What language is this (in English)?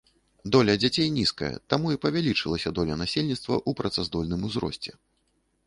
Belarusian